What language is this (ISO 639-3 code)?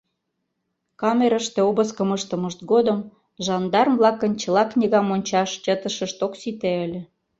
chm